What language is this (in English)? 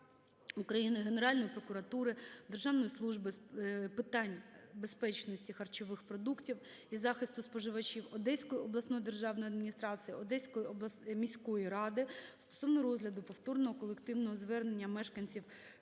Ukrainian